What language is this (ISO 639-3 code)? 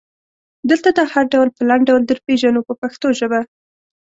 pus